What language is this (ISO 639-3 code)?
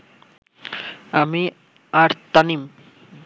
ben